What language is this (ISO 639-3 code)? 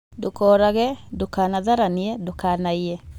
kik